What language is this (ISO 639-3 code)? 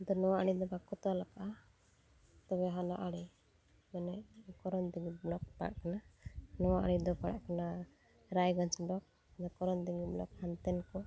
sat